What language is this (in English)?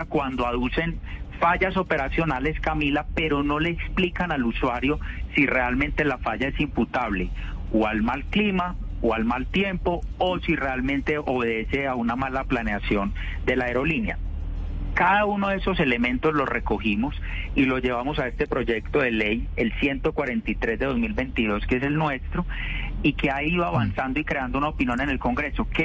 Spanish